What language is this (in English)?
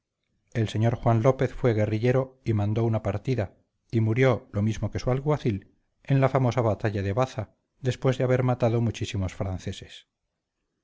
Spanish